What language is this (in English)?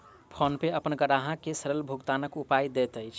Maithili